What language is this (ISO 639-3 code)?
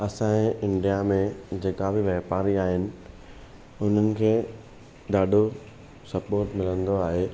snd